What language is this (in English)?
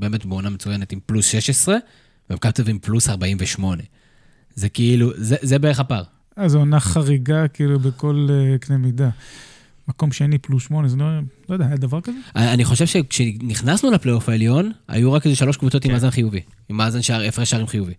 Hebrew